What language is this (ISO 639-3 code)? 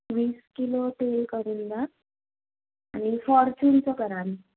mar